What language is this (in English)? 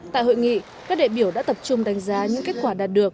Vietnamese